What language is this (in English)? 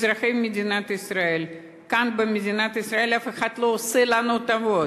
Hebrew